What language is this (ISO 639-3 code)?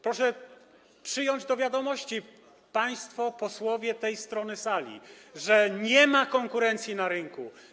pol